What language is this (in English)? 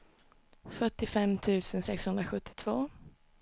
Swedish